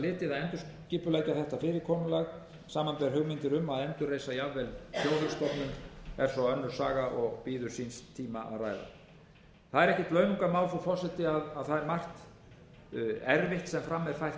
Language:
Icelandic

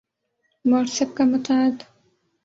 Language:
Urdu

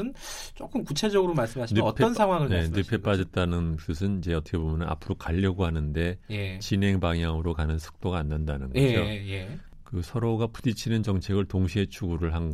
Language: Korean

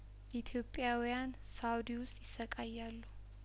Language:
Amharic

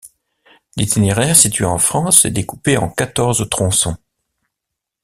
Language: French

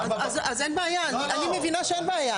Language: Hebrew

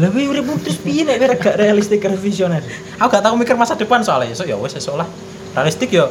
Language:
Indonesian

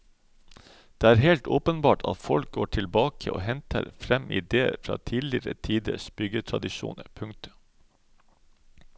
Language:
Norwegian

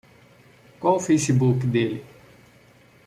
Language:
Portuguese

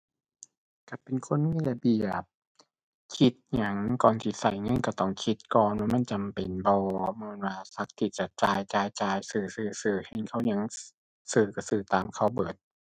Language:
Thai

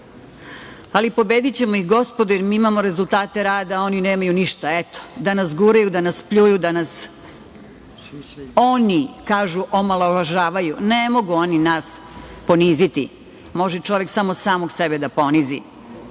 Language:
Serbian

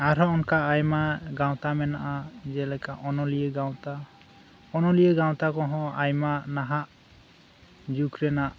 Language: Santali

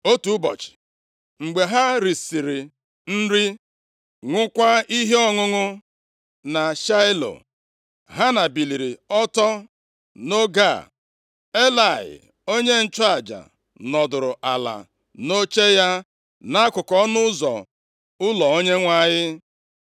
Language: Igbo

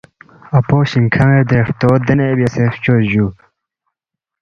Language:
Balti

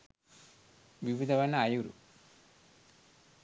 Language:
Sinhala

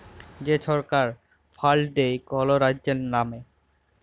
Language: Bangla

